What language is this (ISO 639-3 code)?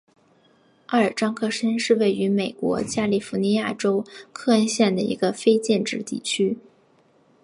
zho